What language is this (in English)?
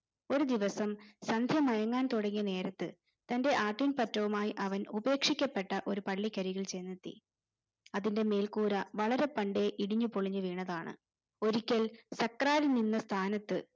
Malayalam